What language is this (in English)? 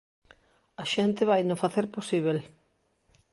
Galician